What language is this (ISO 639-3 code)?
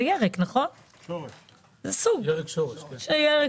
heb